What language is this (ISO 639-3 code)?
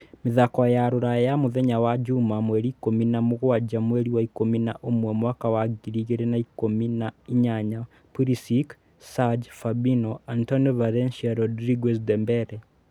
kik